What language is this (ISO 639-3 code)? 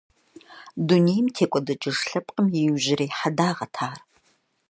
kbd